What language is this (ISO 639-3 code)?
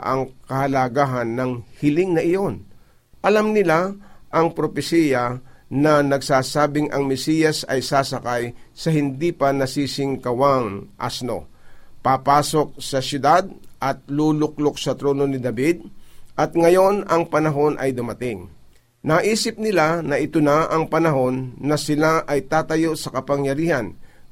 fil